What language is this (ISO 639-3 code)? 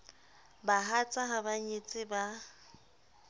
sot